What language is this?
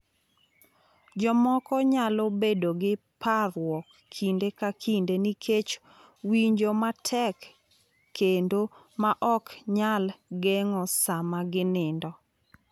Luo (Kenya and Tanzania)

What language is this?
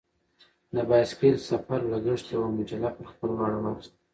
Pashto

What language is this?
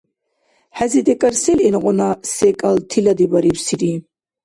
Dargwa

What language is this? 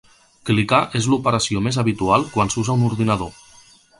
Catalan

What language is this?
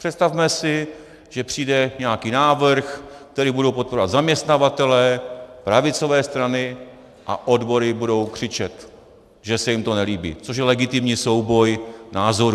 Czech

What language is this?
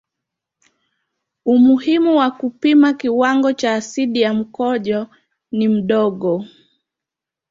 Swahili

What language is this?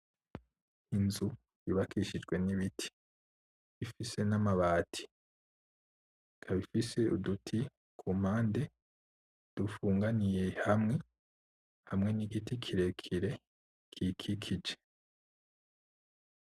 Rundi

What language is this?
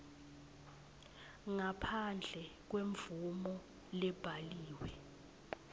Swati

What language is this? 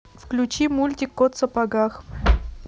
Russian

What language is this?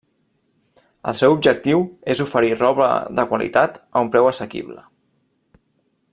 Catalan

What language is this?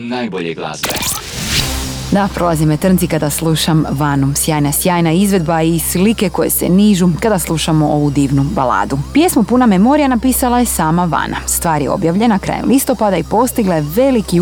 Croatian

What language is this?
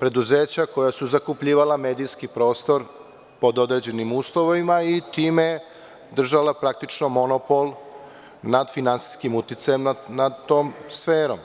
Serbian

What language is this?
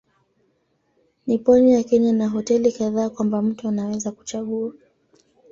Swahili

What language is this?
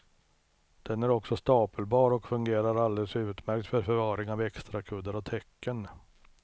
Swedish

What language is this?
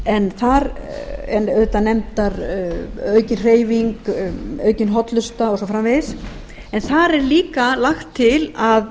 Icelandic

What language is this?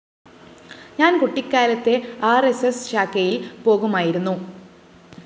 Malayalam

